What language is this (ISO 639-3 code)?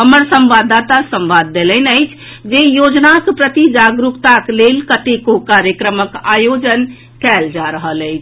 mai